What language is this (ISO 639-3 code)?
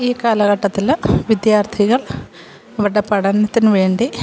mal